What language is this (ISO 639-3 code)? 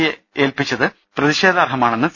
mal